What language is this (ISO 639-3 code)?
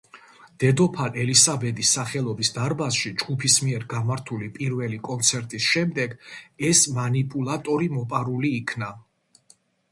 kat